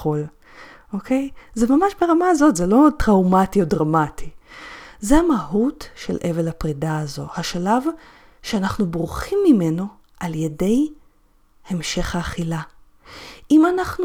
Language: Hebrew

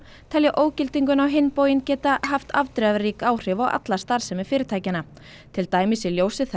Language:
Icelandic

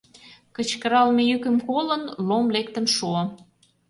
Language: Mari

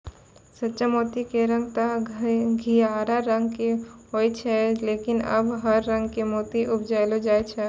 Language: Maithili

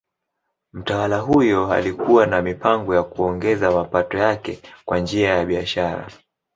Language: Swahili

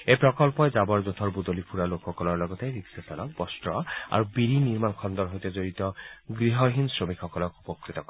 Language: Assamese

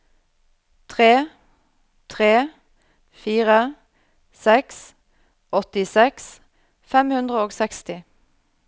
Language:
Norwegian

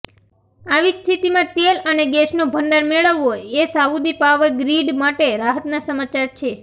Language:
Gujarati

